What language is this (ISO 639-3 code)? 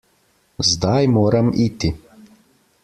slv